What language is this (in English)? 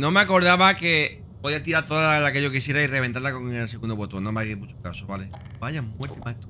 Spanish